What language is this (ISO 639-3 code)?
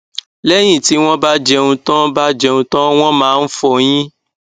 yor